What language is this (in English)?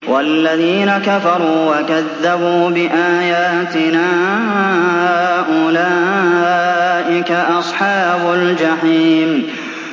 Arabic